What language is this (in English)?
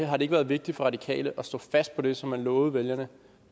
Danish